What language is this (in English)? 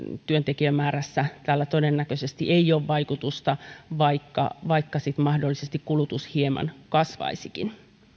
Finnish